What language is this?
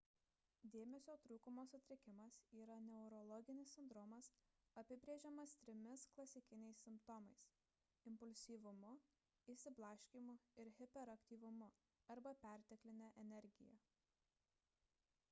Lithuanian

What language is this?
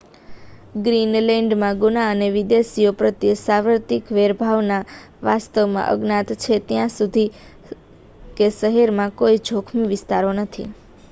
Gujarati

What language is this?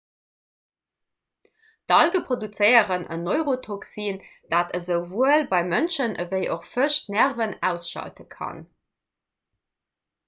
Luxembourgish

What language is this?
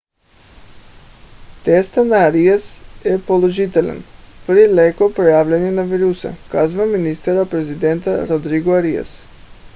Bulgarian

